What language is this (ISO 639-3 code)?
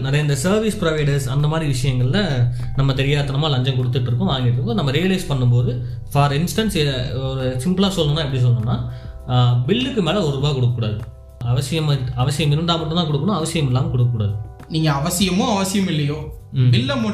tam